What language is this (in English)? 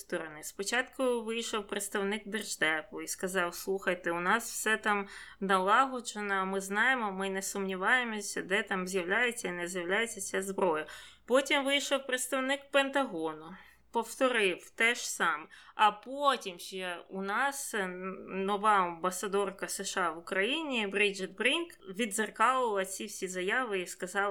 Ukrainian